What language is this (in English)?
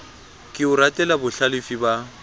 Southern Sotho